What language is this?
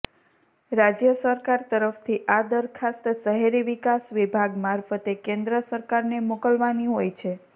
Gujarati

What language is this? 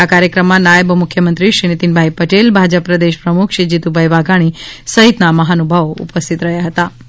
Gujarati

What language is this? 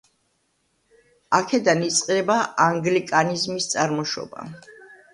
Georgian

